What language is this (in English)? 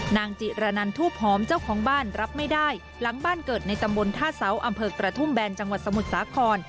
Thai